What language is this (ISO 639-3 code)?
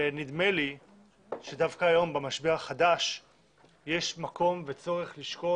heb